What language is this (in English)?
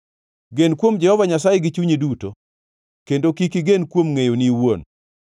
Luo (Kenya and Tanzania)